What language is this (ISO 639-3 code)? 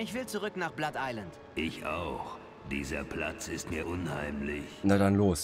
deu